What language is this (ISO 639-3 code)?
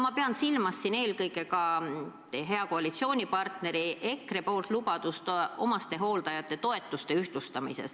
est